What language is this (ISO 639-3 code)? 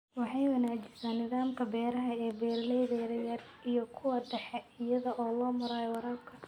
som